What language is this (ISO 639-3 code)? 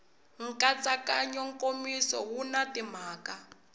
tso